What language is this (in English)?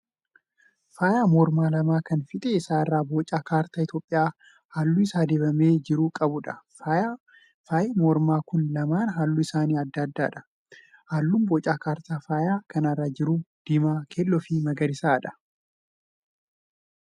Oromo